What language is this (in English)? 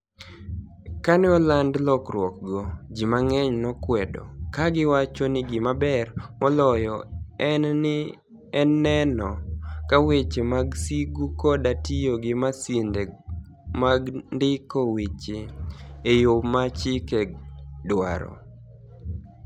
Luo (Kenya and Tanzania)